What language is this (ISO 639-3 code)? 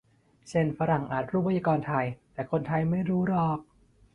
tha